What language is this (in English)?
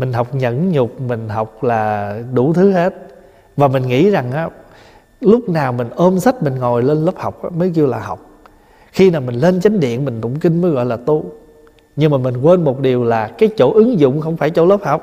Vietnamese